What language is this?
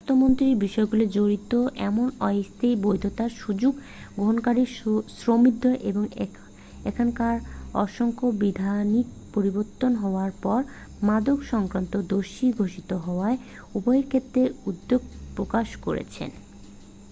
Bangla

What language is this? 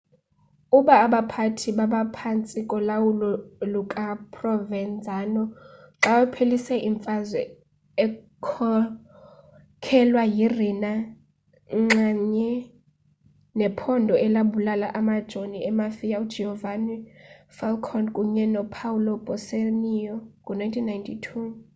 Xhosa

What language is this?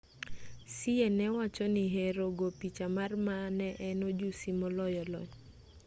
Luo (Kenya and Tanzania)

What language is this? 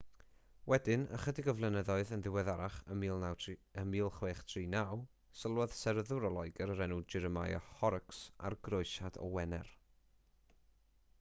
Welsh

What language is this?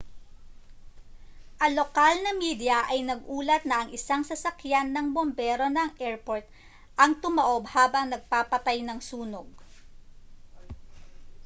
Filipino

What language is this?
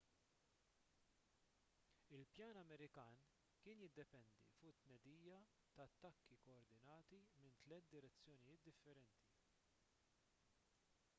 Maltese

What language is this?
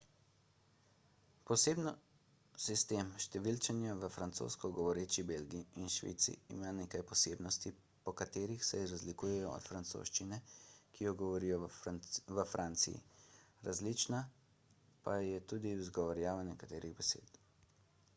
Slovenian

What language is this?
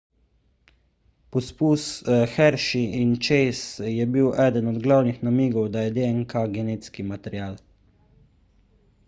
Slovenian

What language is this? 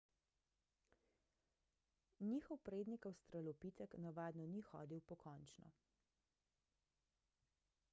Slovenian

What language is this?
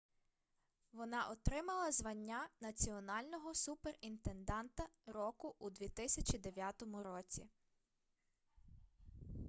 Ukrainian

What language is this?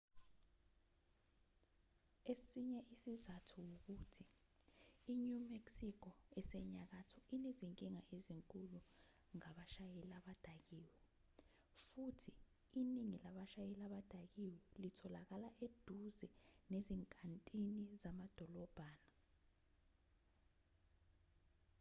Zulu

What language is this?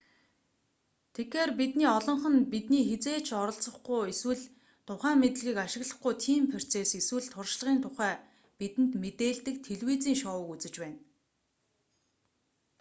Mongolian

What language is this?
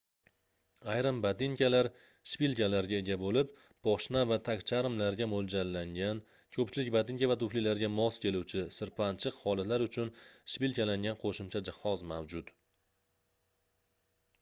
Uzbek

